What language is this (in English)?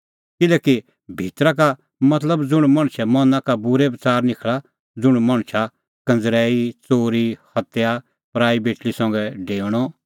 Kullu Pahari